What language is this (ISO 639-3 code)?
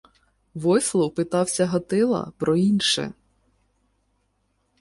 ukr